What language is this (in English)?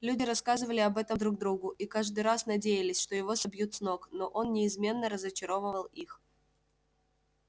Russian